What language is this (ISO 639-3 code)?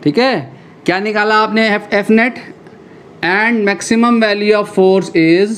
hin